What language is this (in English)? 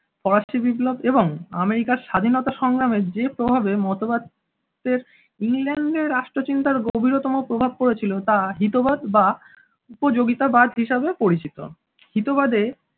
Bangla